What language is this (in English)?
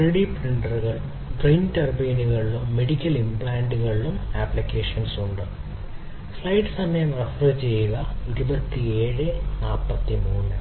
Malayalam